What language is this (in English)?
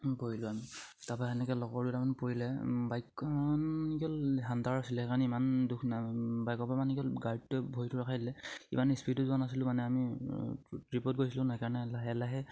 Assamese